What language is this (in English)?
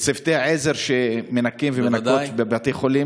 Hebrew